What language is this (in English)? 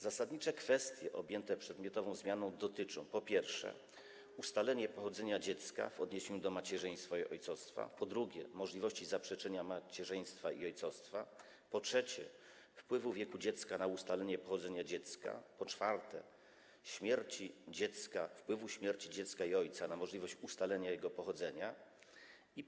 Polish